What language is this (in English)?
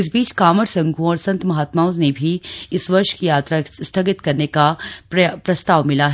Hindi